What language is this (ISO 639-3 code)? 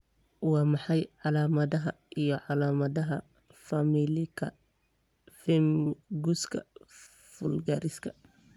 som